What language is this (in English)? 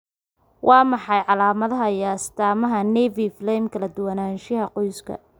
Somali